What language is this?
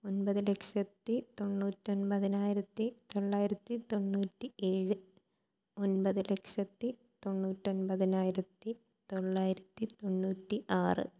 Malayalam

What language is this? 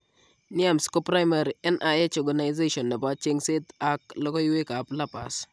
Kalenjin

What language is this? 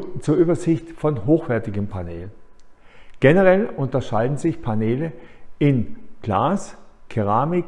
German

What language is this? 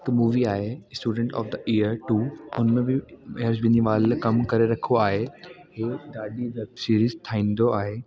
Sindhi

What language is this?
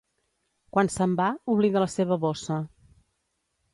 Catalan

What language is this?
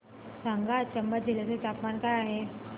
Marathi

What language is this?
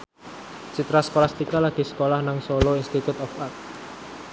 Javanese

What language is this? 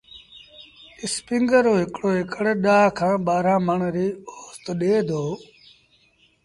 Sindhi Bhil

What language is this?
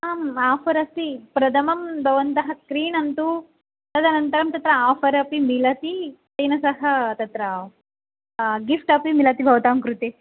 Sanskrit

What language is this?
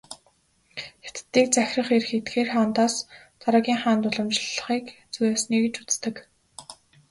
Mongolian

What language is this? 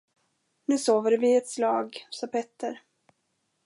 Swedish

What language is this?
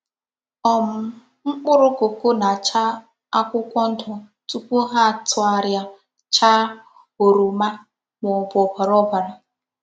Igbo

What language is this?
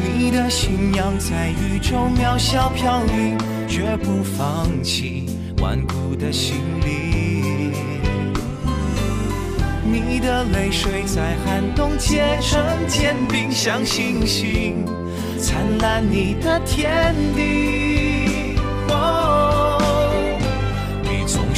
Vietnamese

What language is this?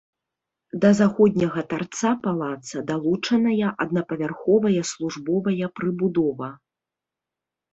Belarusian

